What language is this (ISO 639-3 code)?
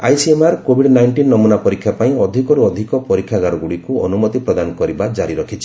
ori